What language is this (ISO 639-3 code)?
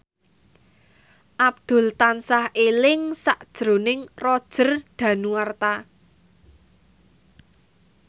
jav